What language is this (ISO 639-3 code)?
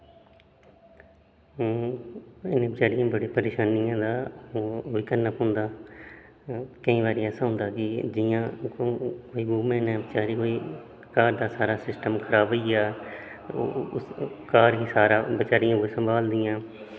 doi